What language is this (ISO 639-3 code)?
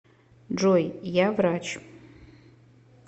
rus